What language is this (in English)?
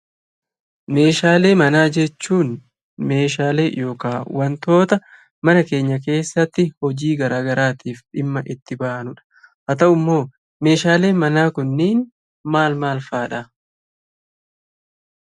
Oromo